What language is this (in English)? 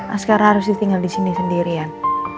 Indonesian